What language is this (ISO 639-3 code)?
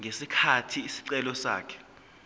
zul